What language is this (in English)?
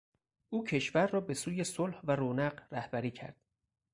Persian